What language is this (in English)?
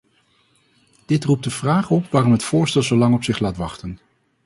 Dutch